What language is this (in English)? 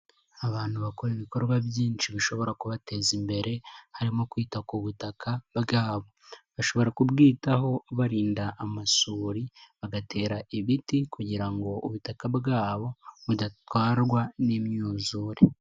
Kinyarwanda